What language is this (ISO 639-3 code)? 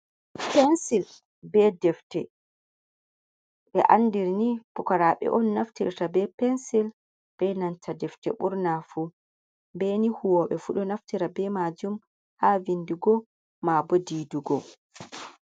ful